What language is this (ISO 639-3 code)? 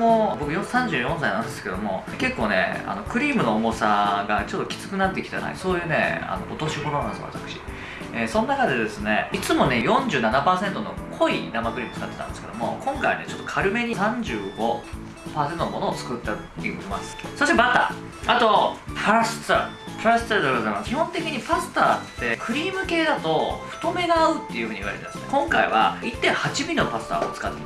jpn